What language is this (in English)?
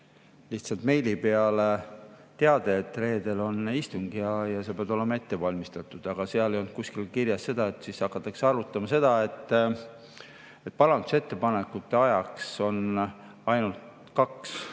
Estonian